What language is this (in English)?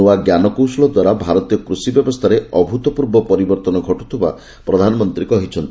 Odia